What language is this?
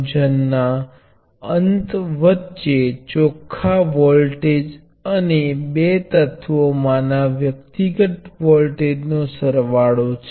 Gujarati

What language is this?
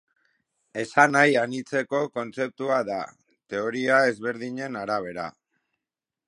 Basque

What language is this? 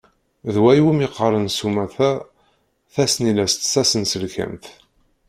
Kabyle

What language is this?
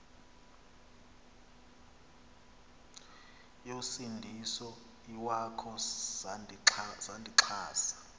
Xhosa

